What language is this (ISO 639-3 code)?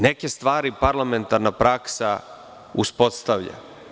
srp